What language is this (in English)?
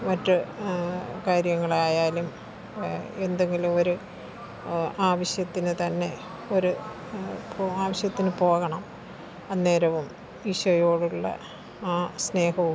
Malayalam